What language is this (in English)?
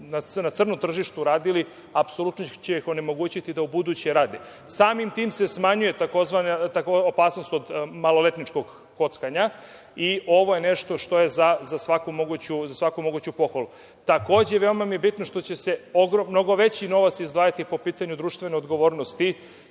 Serbian